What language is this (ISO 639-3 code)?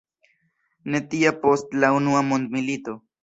epo